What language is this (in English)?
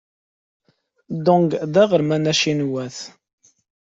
Kabyle